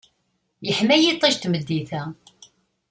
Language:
Kabyle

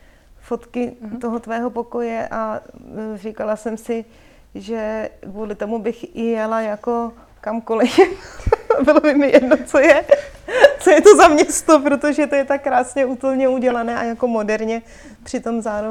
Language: Czech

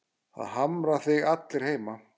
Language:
Icelandic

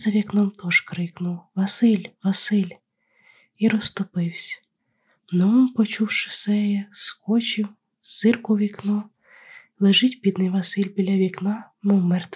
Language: Ukrainian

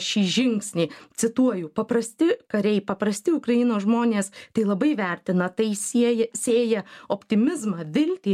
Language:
Lithuanian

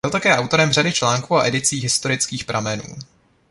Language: Czech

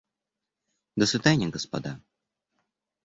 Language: Russian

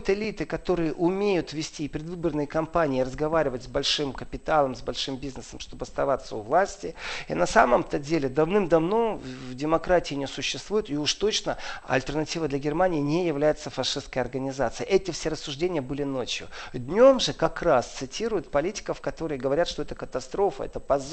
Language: Russian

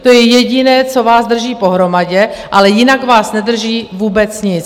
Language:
Czech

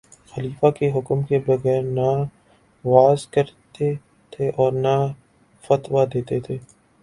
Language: Urdu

